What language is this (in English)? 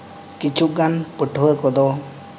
Santali